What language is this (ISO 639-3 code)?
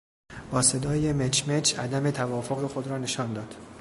fas